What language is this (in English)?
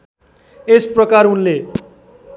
Nepali